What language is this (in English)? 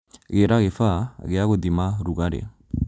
Kikuyu